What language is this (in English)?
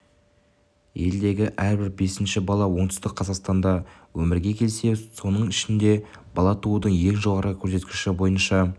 Kazakh